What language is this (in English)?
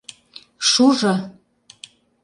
Mari